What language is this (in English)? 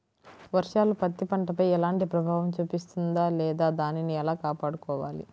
Telugu